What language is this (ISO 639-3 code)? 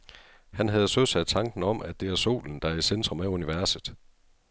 dan